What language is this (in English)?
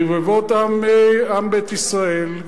Hebrew